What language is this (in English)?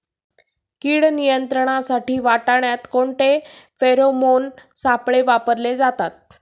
Marathi